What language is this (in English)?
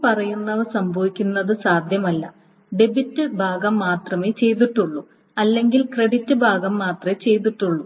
Malayalam